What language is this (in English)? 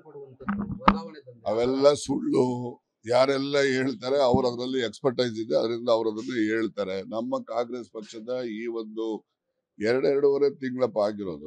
Romanian